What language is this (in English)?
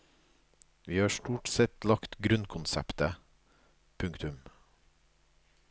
Norwegian